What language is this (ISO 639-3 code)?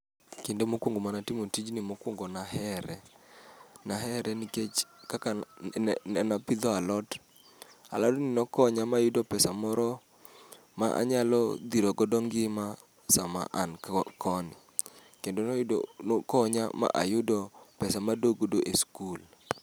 luo